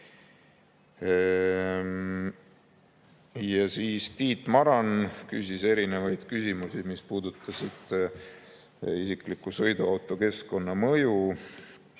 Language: Estonian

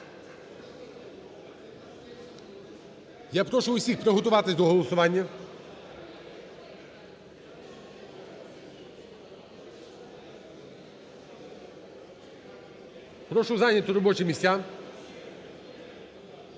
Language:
Ukrainian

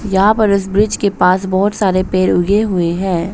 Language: Hindi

